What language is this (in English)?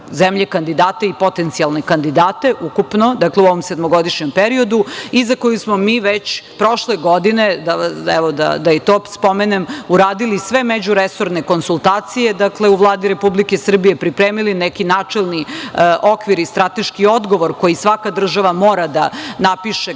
Serbian